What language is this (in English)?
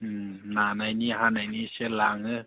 Bodo